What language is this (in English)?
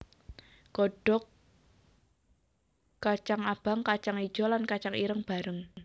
Javanese